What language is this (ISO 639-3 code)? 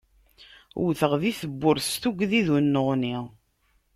kab